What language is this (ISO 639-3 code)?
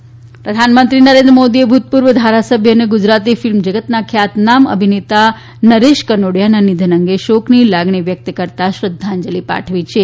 guj